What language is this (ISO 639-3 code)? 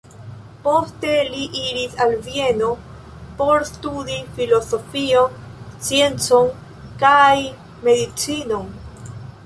epo